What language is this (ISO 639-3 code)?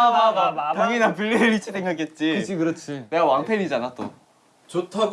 kor